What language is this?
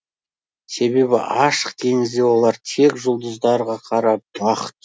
Kazakh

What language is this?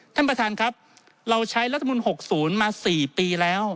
Thai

